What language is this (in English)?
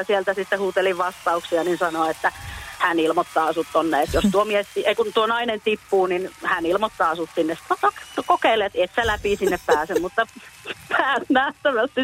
Finnish